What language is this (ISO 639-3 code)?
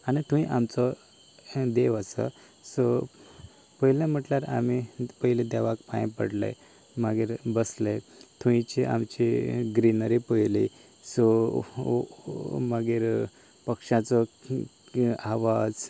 kok